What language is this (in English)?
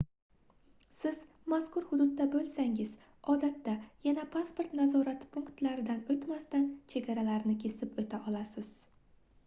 Uzbek